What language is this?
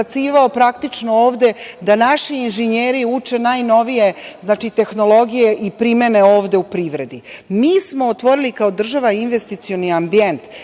Serbian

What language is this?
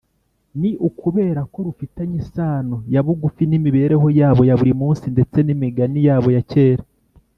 Kinyarwanda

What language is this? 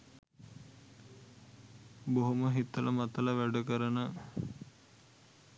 Sinhala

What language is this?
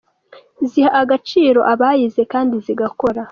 Kinyarwanda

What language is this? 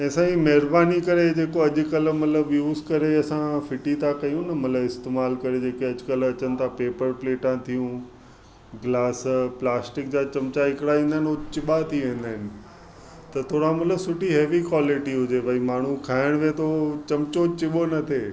Sindhi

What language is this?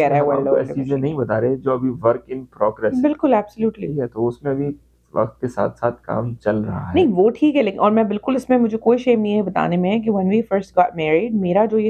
Urdu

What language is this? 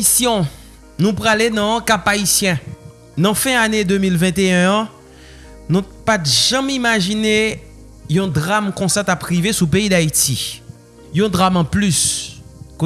French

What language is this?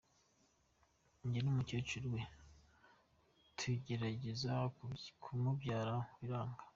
Kinyarwanda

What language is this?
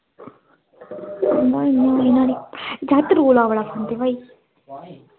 Dogri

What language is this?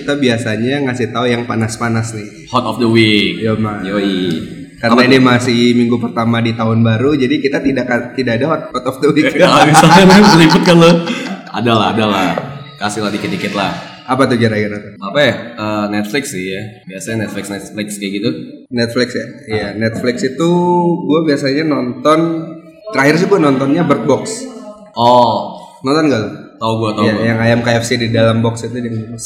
Indonesian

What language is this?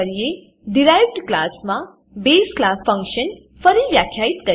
Gujarati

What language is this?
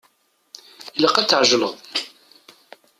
Kabyle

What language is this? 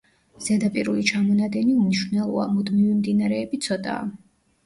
Georgian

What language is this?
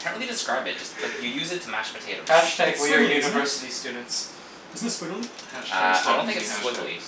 English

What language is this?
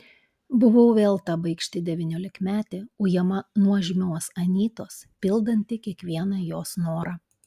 Lithuanian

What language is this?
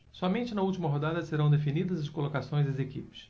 Portuguese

